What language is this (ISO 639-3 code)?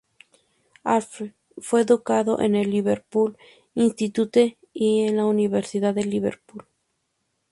spa